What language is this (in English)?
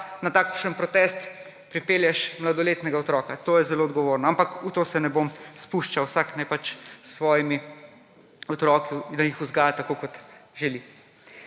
Slovenian